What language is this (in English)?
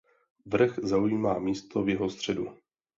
Czech